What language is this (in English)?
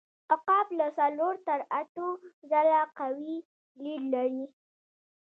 Pashto